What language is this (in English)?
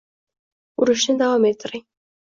Uzbek